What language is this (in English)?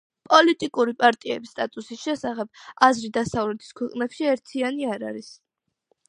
Georgian